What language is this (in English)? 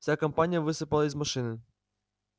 Russian